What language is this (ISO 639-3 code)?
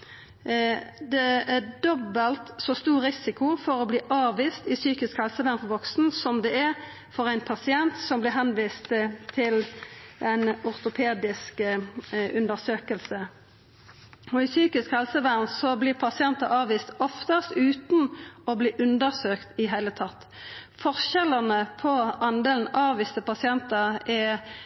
nno